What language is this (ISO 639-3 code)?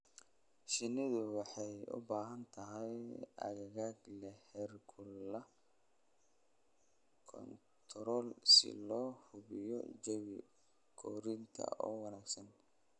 som